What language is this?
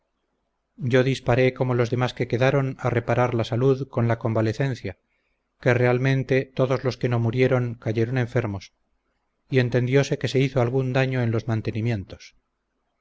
Spanish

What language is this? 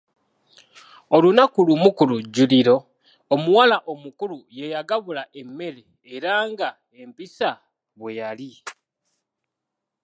Ganda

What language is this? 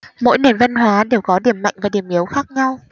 Vietnamese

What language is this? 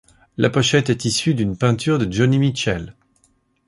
French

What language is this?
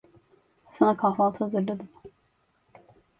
Turkish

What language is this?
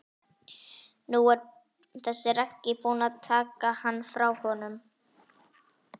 Icelandic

